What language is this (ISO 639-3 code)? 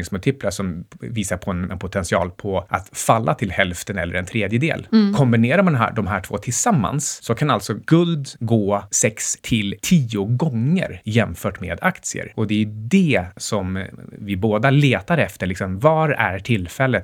swe